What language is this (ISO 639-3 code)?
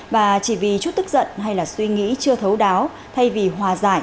vie